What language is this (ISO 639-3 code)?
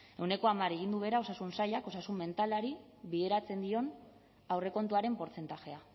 eus